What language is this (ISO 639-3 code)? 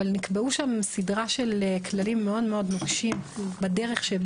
heb